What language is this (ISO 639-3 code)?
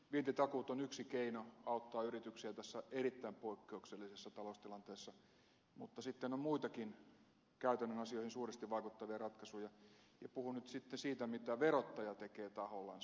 fin